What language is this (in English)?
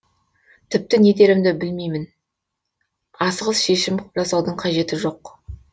Kazakh